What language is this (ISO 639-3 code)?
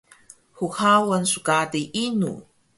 trv